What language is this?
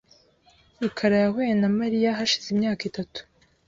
Kinyarwanda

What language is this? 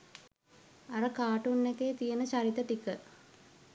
Sinhala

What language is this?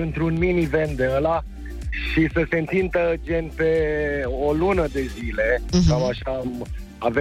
Romanian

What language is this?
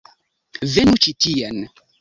Esperanto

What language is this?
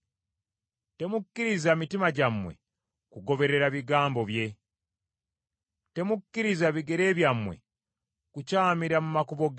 Ganda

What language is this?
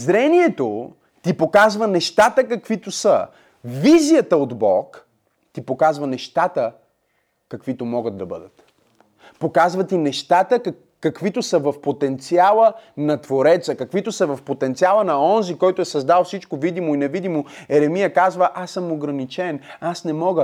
Bulgarian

